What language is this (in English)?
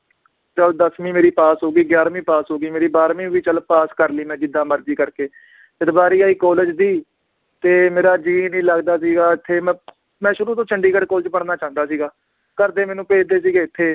Punjabi